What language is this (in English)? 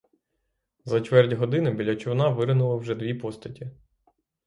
Ukrainian